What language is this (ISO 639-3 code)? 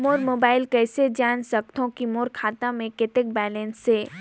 hne